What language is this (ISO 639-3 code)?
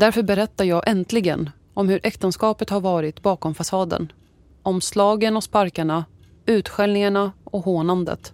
swe